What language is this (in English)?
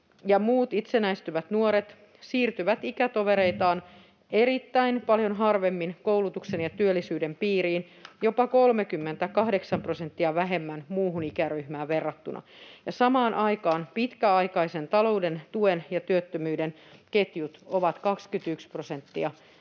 Finnish